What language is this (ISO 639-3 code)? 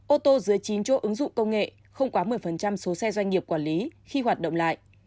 vie